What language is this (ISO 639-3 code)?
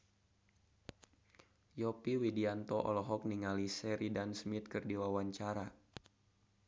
sun